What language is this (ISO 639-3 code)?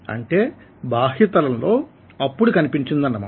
tel